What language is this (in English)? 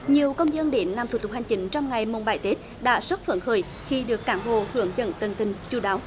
Vietnamese